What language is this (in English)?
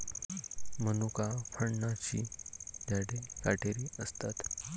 Marathi